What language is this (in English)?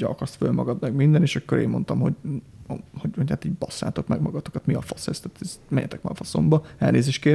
Hungarian